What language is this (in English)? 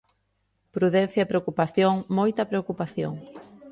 Galician